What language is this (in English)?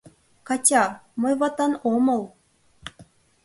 Mari